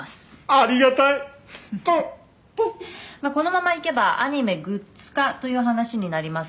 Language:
Japanese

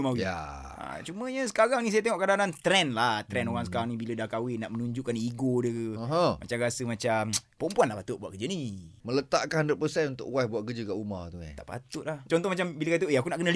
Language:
Malay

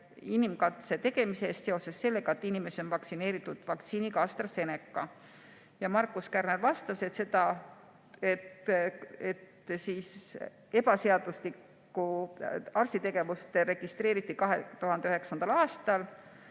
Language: Estonian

